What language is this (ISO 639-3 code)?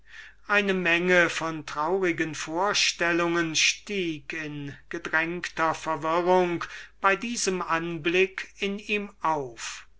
deu